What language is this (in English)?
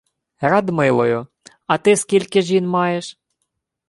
Ukrainian